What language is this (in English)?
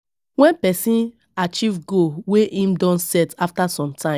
Nigerian Pidgin